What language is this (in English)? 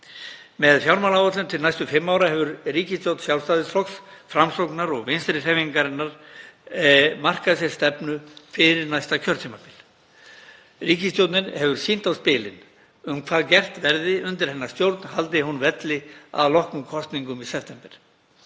Icelandic